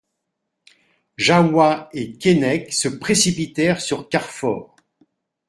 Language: French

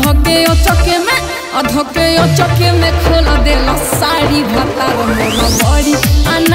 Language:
Arabic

